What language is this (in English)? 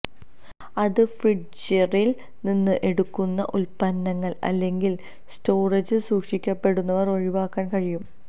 Malayalam